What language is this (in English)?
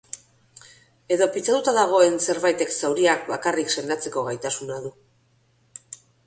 Basque